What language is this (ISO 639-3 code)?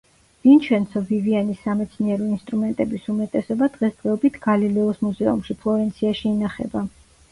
kat